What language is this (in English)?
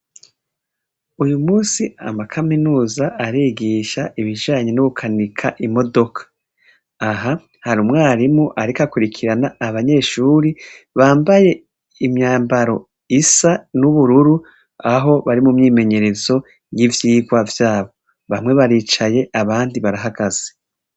Rundi